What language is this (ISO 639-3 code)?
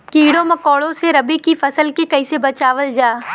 bho